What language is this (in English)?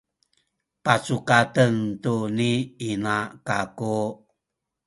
Sakizaya